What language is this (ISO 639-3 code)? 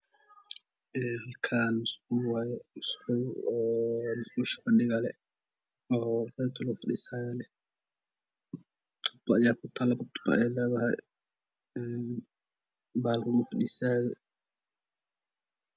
som